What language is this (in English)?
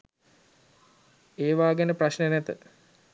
Sinhala